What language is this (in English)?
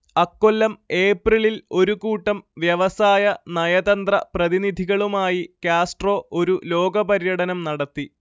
Malayalam